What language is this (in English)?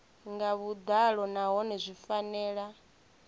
Venda